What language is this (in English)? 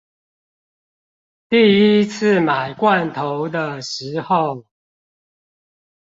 Chinese